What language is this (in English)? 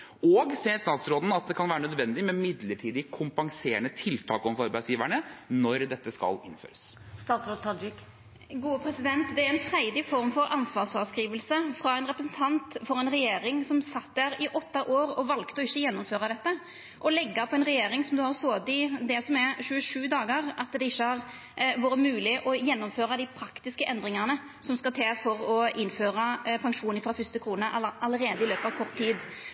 Norwegian